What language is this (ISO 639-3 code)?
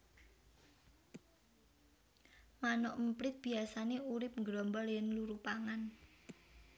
jav